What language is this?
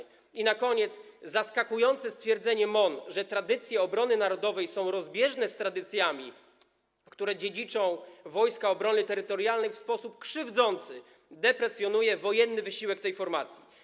Polish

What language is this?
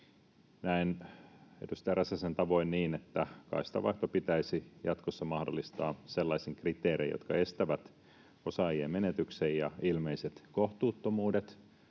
Finnish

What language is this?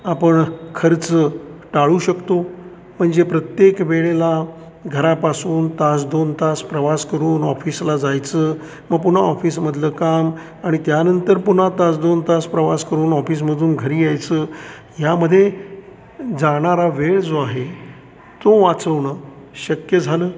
Marathi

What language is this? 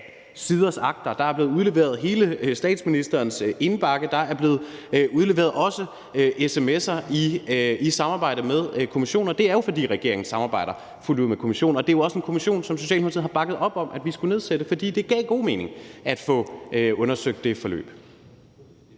Danish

